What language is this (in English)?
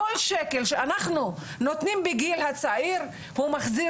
Hebrew